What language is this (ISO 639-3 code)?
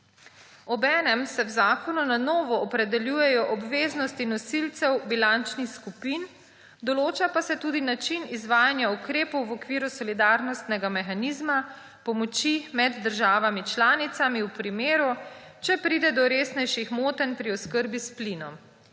slv